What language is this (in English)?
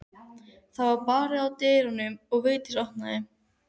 Icelandic